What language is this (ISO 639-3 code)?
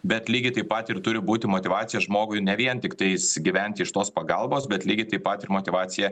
lit